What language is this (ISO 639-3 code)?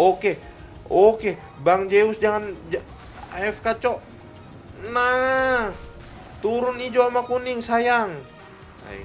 ind